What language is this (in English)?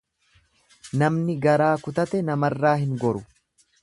Oromo